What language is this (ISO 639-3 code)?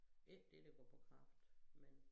dan